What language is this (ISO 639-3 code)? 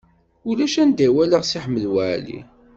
kab